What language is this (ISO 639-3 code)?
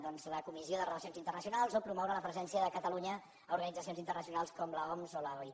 cat